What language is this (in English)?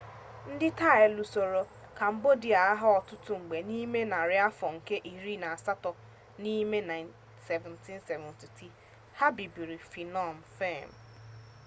Igbo